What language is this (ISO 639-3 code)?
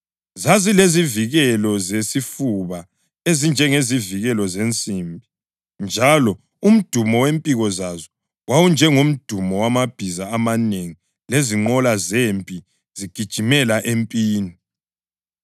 nde